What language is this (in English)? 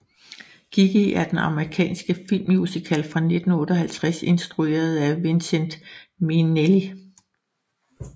Danish